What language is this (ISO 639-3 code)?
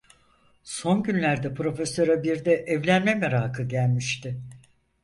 tur